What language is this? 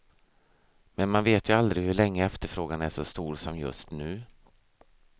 Swedish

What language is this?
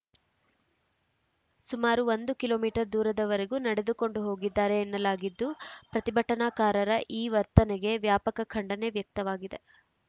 Kannada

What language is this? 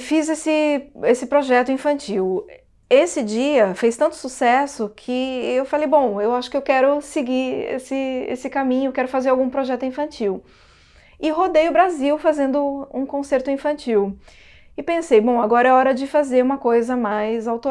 Portuguese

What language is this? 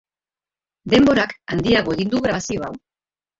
Basque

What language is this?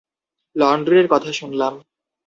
Bangla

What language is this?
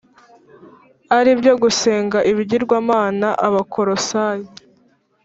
Kinyarwanda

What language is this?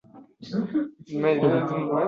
Uzbek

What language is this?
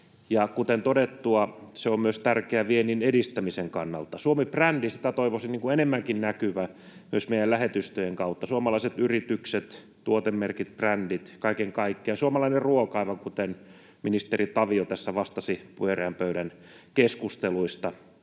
Finnish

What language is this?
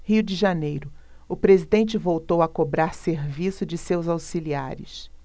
Portuguese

